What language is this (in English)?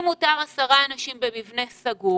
Hebrew